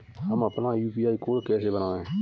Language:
Hindi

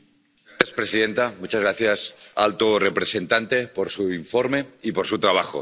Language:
Spanish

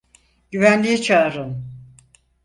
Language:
Turkish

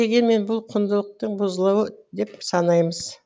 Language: Kazakh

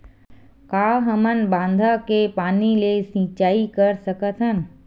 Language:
Chhattisgarhi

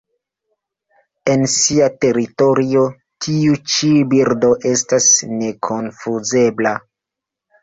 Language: Esperanto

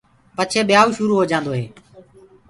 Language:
Gurgula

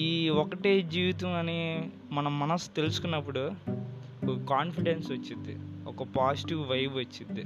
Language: Telugu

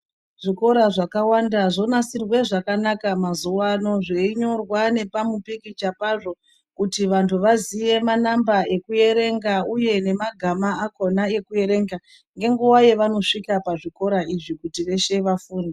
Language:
Ndau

